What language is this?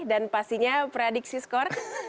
Indonesian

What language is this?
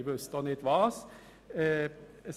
Swiss German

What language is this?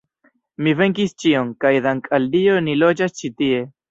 Esperanto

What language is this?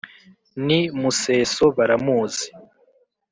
Kinyarwanda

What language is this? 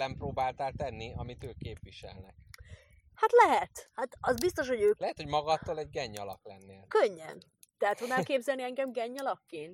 Hungarian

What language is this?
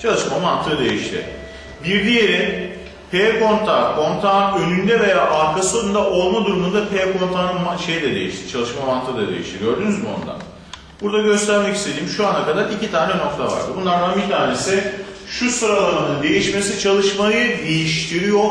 Turkish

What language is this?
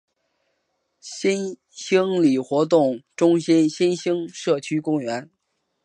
Chinese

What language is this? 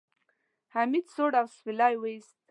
Pashto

